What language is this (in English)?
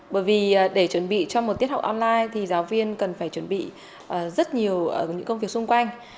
Vietnamese